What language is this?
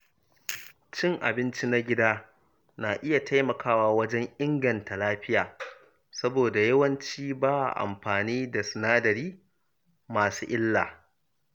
Hausa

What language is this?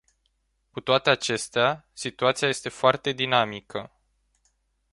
Romanian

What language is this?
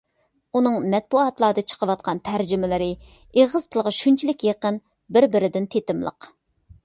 Uyghur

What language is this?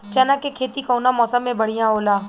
Bhojpuri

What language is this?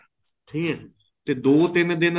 Punjabi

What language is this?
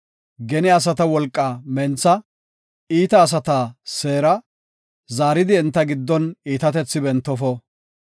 Gofa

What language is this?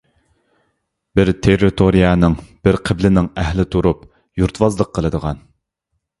Uyghur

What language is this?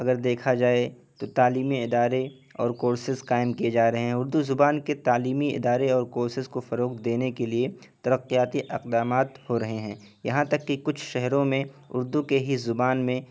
Urdu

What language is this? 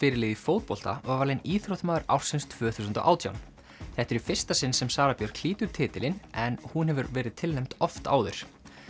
Icelandic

